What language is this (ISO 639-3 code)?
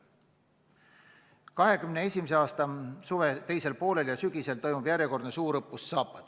est